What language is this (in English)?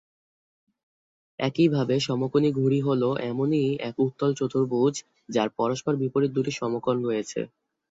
Bangla